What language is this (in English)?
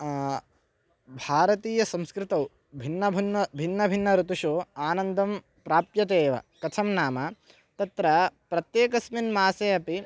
Sanskrit